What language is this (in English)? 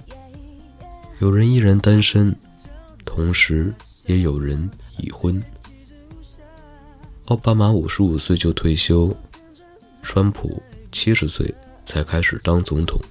Chinese